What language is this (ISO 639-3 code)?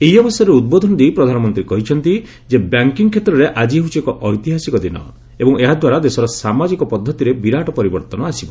ori